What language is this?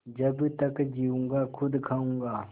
Hindi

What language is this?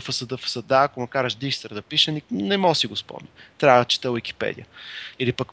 Bulgarian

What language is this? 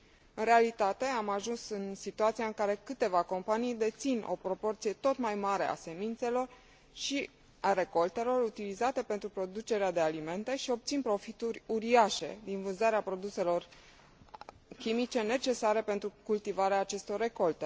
Romanian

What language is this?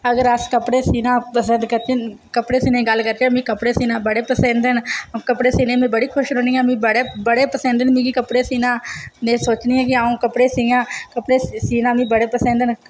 Dogri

